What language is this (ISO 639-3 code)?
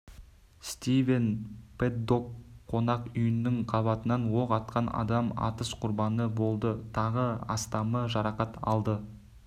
kaz